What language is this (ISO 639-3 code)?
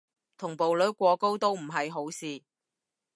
yue